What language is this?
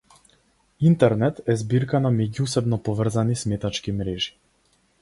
Macedonian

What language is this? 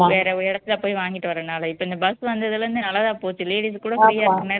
Tamil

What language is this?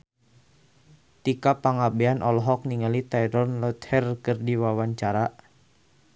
Sundanese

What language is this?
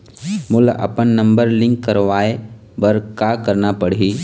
Chhattisgarhi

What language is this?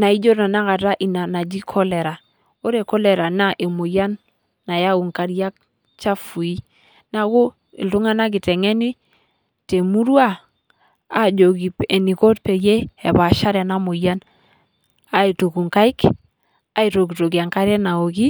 Masai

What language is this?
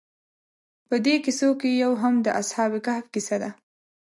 Pashto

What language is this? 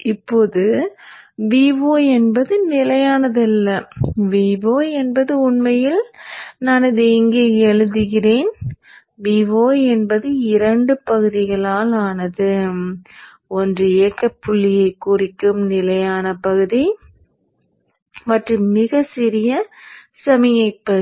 Tamil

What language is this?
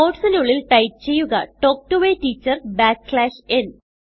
Malayalam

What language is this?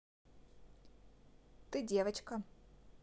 Russian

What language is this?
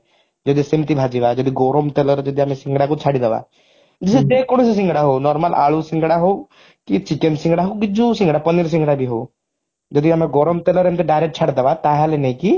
Odia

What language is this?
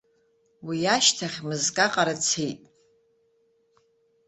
Abkhazian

